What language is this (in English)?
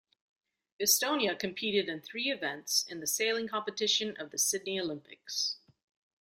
English